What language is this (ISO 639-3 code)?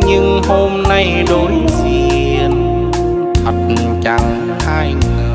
vie